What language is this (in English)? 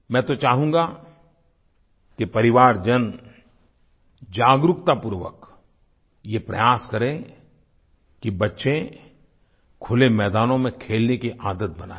Hindi